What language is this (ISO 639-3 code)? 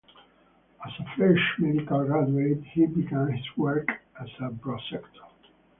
eng